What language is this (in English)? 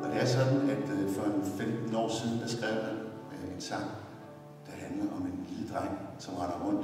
Danish